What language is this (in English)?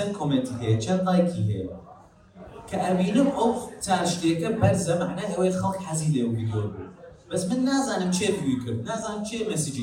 Arabic